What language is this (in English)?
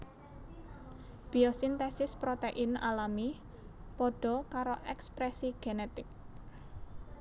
Javanese